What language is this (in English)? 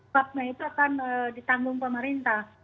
Indonesian